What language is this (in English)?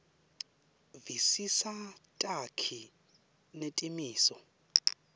Swati